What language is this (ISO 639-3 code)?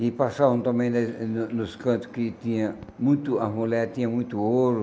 por